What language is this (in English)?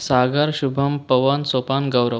Marathi